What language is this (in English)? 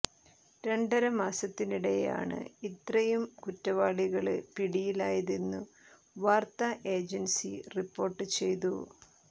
Malayalam